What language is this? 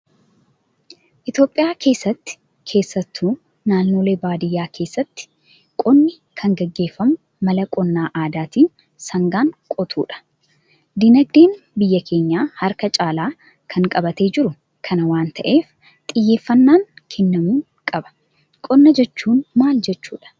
Oromo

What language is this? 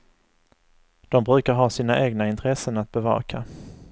Swedish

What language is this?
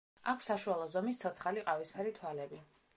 Georgian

